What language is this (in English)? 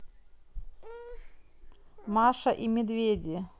Russian